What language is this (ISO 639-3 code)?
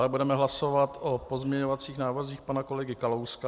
ces